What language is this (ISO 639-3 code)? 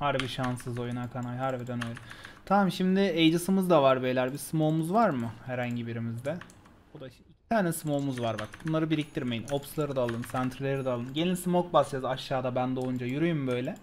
tur